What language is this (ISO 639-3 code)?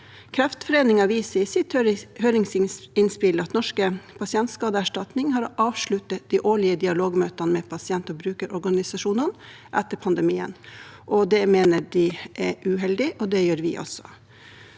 nor